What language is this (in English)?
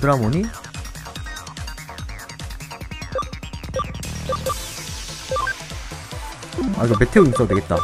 Korean